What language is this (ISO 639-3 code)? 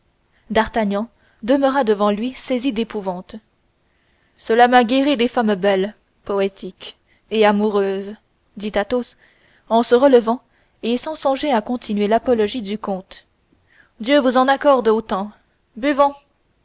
fra